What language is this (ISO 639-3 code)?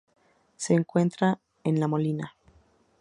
spa